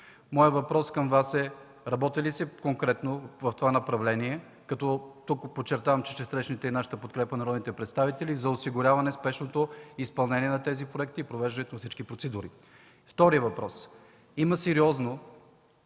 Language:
Bulgarian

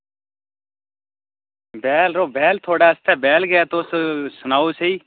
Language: Dogri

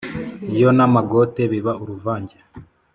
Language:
Kinyarwanda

